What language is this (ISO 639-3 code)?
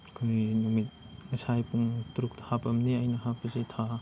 mni